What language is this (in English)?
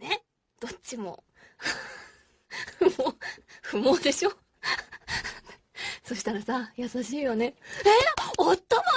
Japanese